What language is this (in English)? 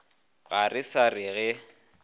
Northern Sotho